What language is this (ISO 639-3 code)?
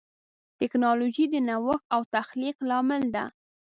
pus